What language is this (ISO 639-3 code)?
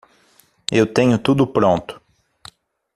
por